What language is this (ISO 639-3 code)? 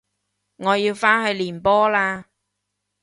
yue